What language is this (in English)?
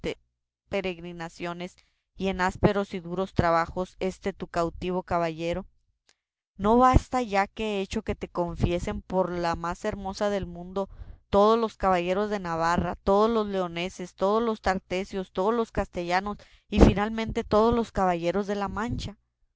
Spanish